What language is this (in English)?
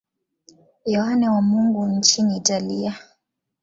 Swahili